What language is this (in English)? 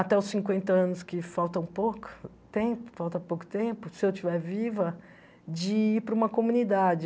Portuguese